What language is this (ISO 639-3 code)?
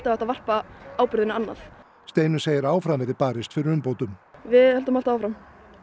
isl